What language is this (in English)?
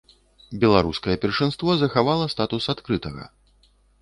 Belarusian